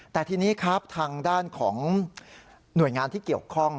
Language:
Thai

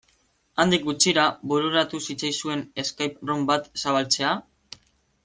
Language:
Basque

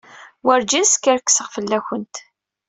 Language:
Kabyle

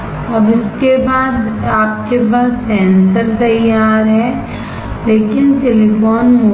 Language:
Hindi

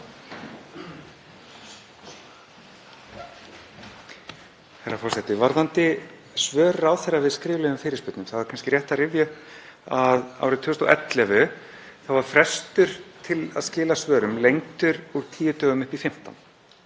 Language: Icelandic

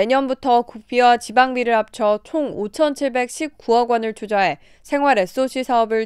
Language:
Korean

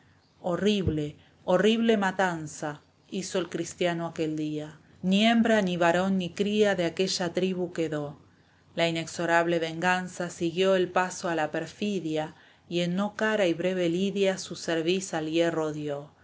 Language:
Spanish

